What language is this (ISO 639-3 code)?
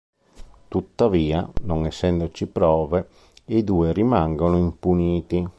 ita